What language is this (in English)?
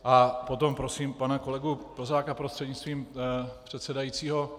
Czech